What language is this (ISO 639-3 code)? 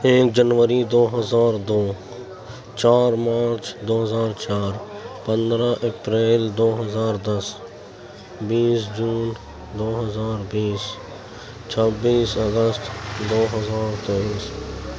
urd